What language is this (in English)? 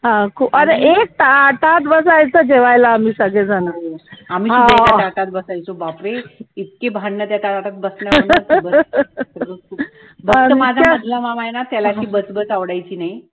Marathi